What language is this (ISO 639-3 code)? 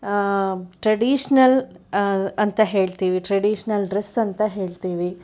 kan